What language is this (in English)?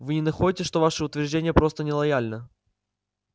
Russian